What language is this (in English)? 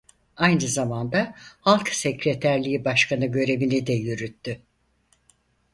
Turkish